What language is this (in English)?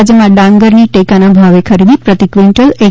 Gujarati